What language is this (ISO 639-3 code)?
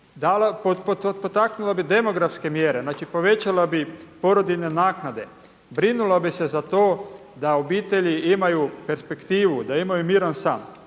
hrv